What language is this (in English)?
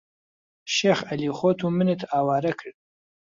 Central Kurdish